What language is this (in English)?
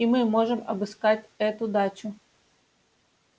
Russian